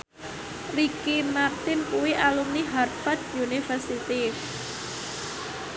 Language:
Javanese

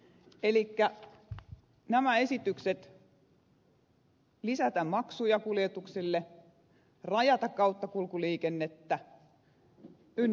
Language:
Finnish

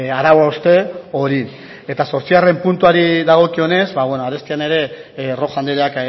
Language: Basque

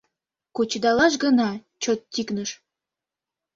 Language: Mari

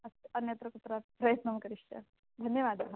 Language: Sanskrit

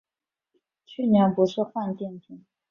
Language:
Chinese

